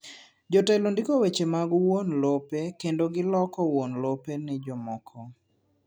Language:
Luo (Kenya and Tanzania)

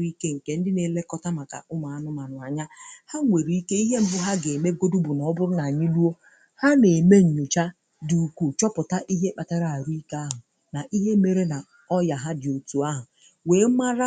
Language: Igbo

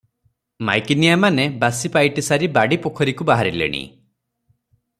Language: Odia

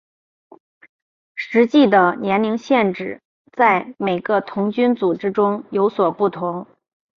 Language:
Chinese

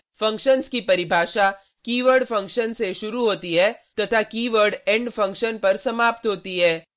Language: Hindi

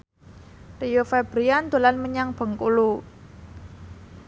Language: Javanese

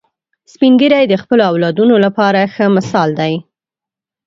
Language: Pashto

